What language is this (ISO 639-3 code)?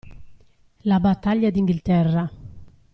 ita